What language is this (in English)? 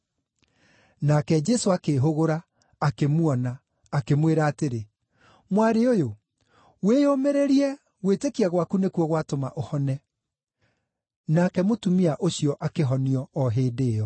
Kikuyu